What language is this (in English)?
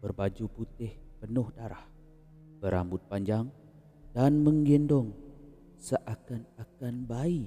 Malay